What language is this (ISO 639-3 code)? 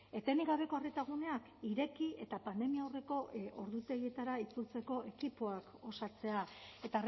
eus